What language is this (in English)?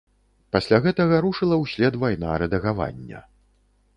Belarusian